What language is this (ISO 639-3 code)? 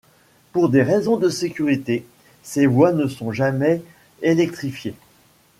fra